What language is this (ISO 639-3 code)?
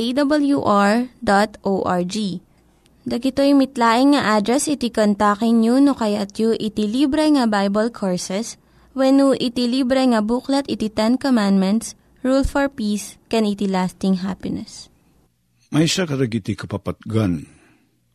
fil